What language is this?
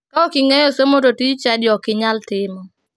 Luo (Kenya and Tanzania)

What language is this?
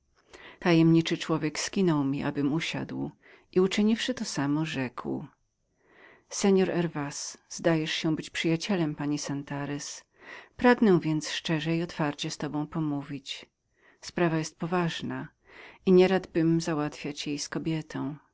Polish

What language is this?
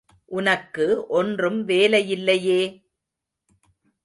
Tamil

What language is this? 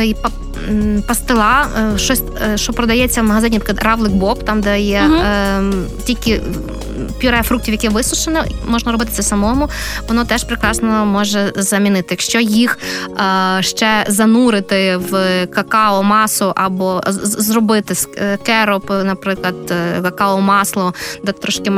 Ukrainian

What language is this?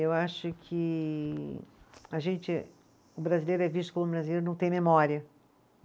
Portuguese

